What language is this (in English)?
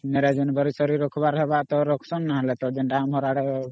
Odia